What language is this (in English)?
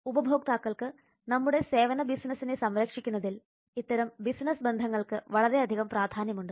Malayalam